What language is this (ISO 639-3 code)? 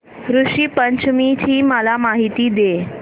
mar